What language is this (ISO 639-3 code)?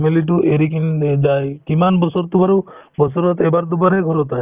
asm